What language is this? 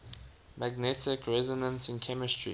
English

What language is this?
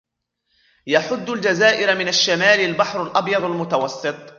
Arabic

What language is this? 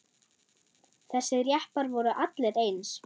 Icelandic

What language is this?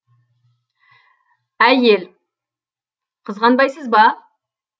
Kazakh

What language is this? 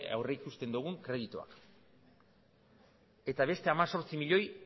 Basque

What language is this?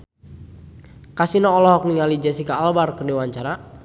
Sundanese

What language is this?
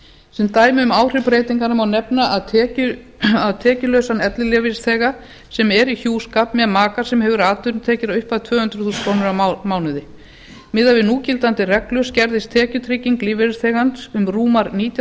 Icelandic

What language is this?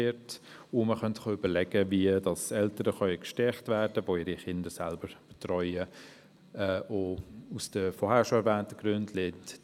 Swiss German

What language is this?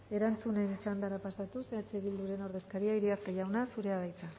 Basque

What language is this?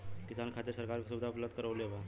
Bhojpuri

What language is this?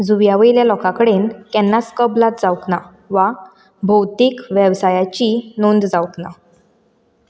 Konkani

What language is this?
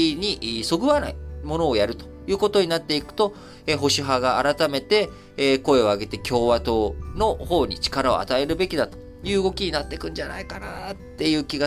Japanese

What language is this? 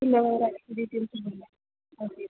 Malayalam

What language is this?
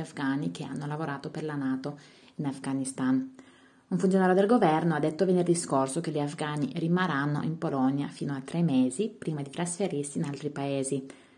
Italian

